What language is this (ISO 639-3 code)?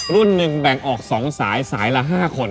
tha